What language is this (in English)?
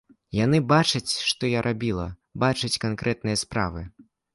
Belarusian